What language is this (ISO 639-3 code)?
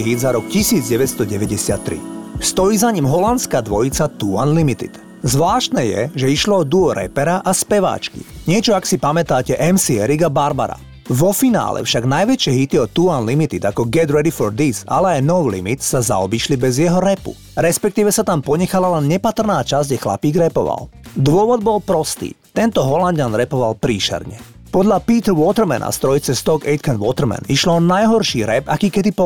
slk